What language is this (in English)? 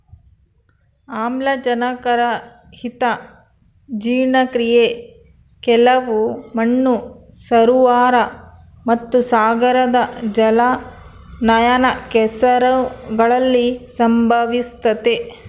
Kannada